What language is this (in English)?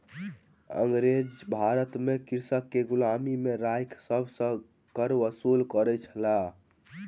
Maithili